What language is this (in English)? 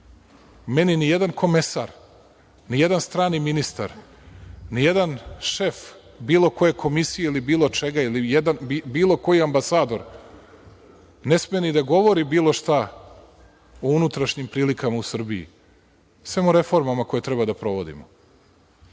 Serbian